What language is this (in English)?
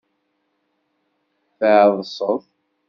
Kabyle